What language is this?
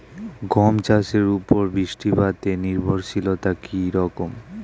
Bangla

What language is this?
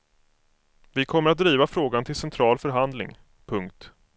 Swedish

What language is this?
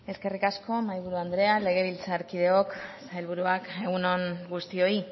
Basque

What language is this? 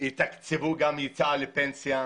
Hebrew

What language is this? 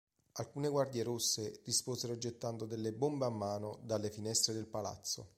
Italian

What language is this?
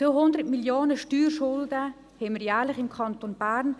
Swiss German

